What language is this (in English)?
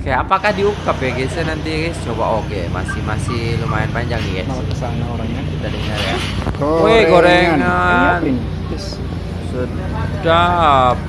Indonesian